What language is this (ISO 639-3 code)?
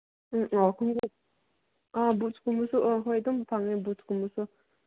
mni